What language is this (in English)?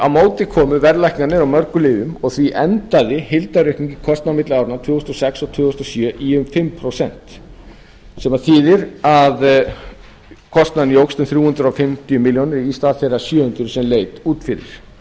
Icelandic